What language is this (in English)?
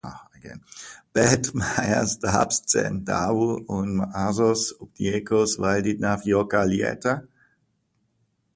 Latvian